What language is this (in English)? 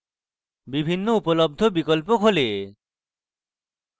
Bangla